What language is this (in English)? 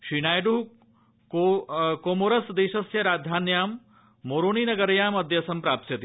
Sanskrit